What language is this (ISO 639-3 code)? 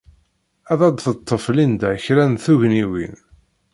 kab